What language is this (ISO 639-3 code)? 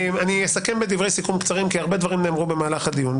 heb